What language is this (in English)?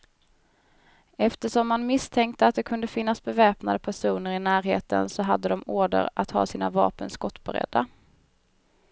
Swedish